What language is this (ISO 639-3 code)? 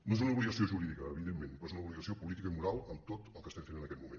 cat